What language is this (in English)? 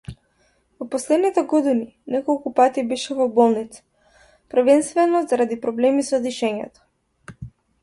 Macedonian